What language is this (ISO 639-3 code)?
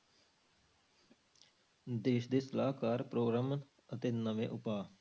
pan